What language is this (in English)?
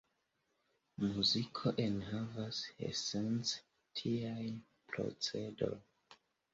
Esperanto